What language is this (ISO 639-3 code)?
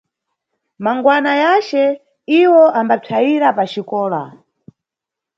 nyu